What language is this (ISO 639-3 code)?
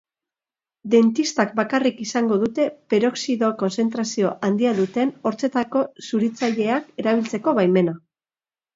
eus